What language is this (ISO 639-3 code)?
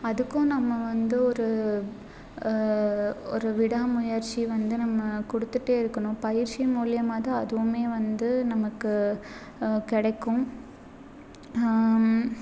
tam